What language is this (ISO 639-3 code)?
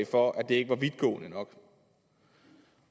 dan